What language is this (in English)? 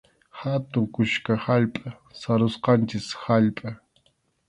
Arequipa-La Unión Quechua